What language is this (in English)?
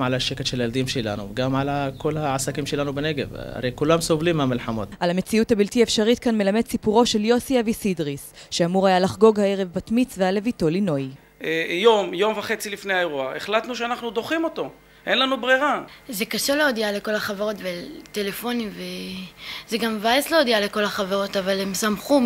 Hebrew